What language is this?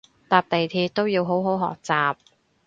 Cantonese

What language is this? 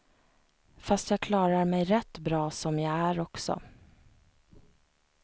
Swedish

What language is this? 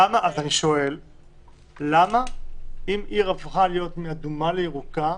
Hebrew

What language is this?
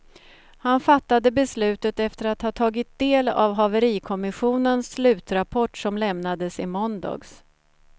Swedish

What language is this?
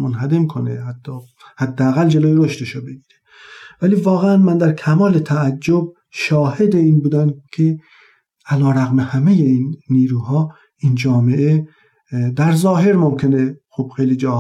Persian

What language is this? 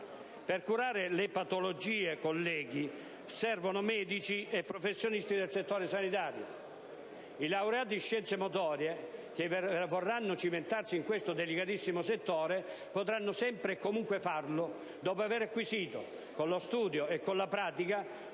Italian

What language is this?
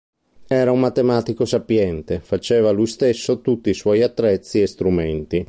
Italian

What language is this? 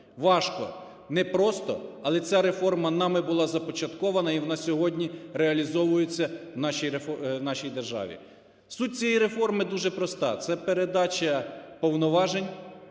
Ukrainian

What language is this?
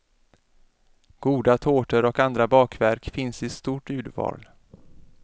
Swedish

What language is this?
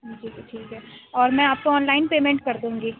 Urdu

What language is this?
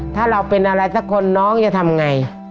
Thai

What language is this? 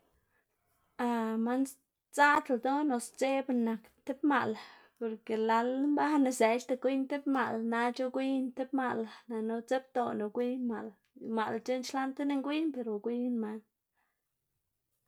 Xanaguía Zapotec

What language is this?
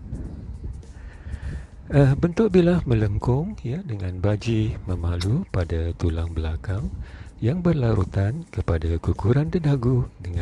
Malay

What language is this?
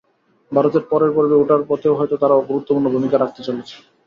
Bangla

